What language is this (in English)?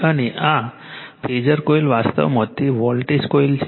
Gujarati